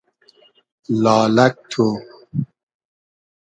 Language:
Hazaragi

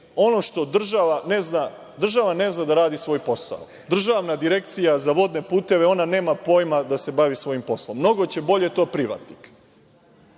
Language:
Serbian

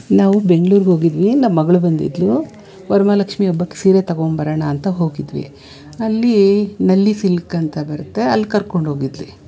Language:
Kannada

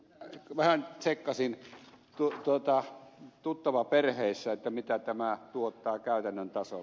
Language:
Finnish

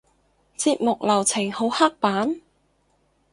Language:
Cantonese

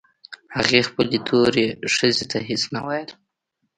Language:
Pashto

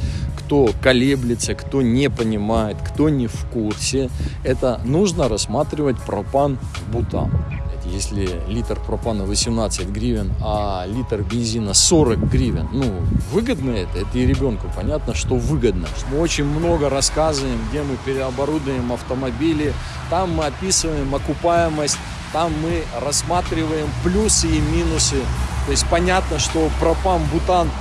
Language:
Russian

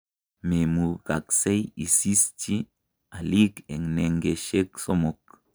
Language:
Kalenjin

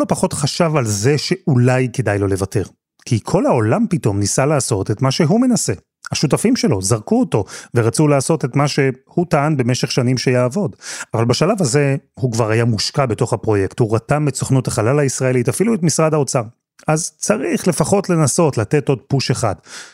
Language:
Hebrew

